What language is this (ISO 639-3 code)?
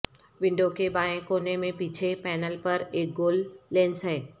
urd